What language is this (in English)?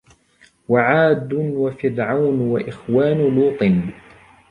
Arabic